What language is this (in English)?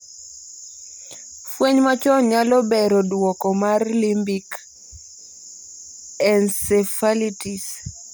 Luo (Kenya and Tanzania)